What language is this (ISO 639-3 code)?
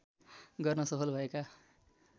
nep